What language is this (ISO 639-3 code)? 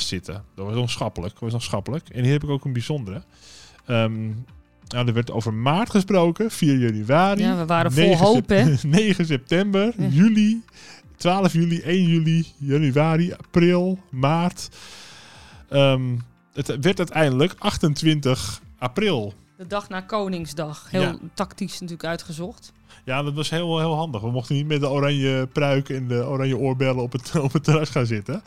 nld